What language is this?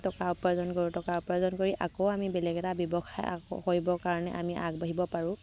Assamese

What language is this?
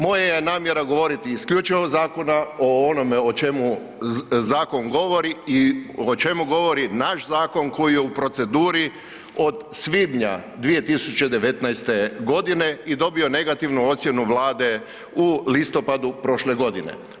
Croatian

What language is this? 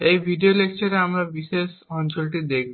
Bangla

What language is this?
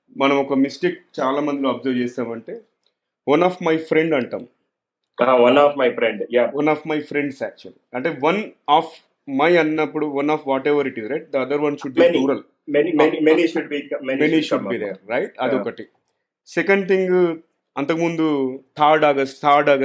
Telugu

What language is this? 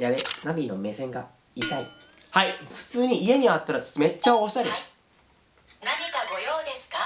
Japanese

